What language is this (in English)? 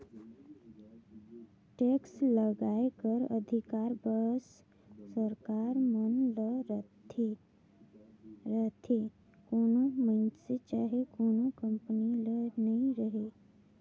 Chhattisgarhi